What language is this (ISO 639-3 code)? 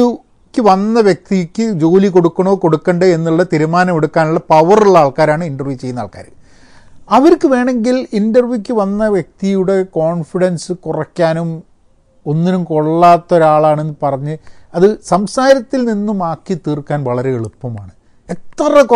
mal